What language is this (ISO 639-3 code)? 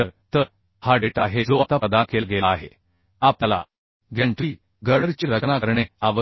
mar